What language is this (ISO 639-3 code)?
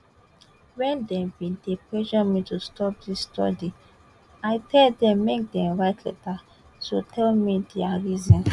pcm